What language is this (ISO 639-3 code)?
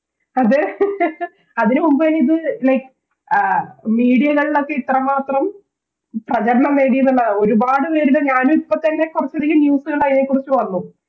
mal